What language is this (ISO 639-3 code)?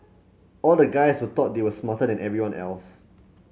eng